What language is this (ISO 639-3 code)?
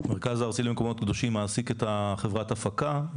heb